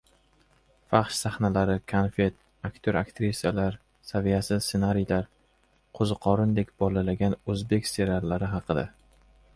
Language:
Uzbek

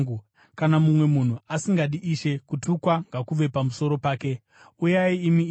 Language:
Shona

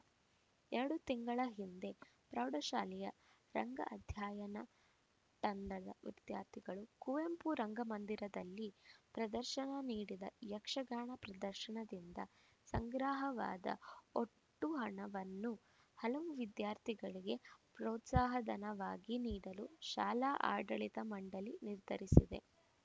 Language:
Kannada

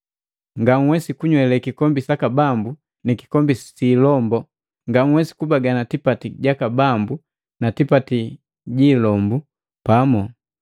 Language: Matengo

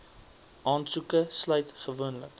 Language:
Afrikaans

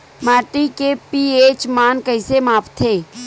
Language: Chhattisgarhi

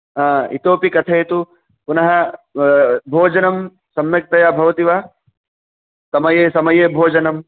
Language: Sanskrit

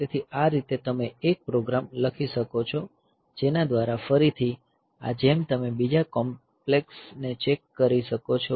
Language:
Gujarati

